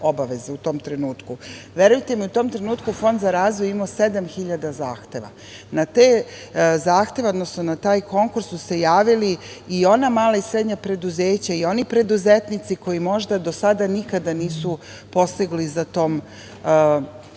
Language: Serbian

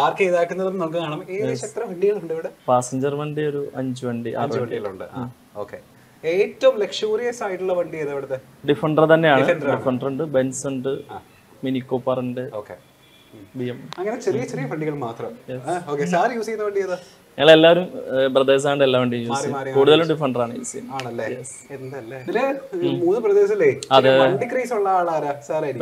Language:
Malayalam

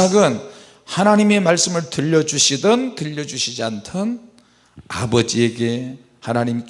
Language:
Korean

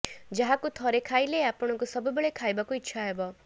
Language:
Odia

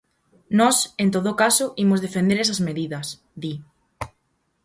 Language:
Galician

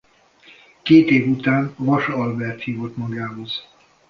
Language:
Hungarian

